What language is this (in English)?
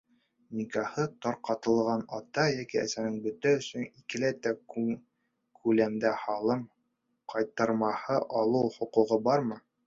Bashkir